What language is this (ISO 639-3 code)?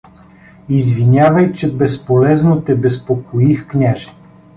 bul